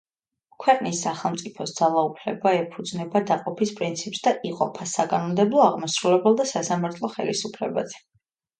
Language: Georgian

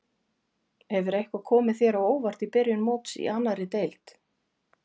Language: Icelandic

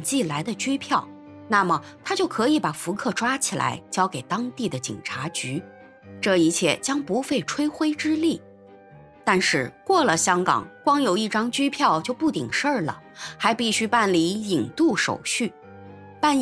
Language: Chinese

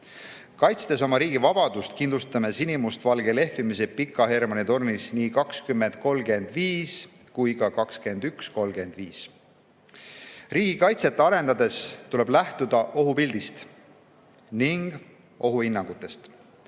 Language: Estonian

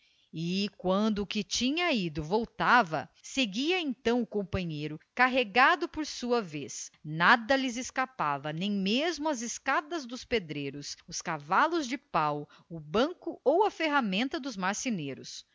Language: Portuguese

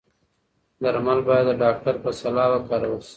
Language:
Pashto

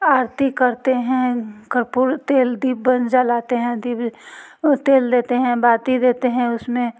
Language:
Hindi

